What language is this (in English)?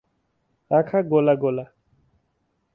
Nepali